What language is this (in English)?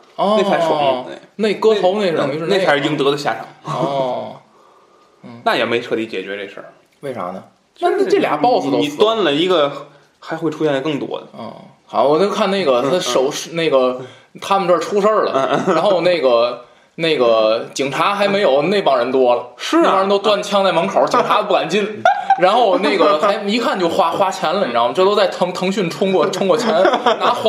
Chinese